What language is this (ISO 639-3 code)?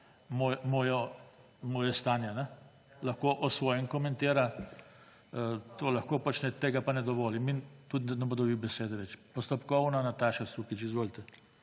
slv